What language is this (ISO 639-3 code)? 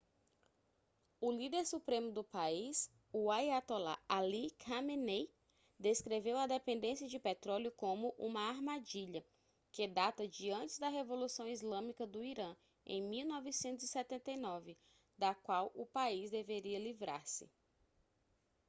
por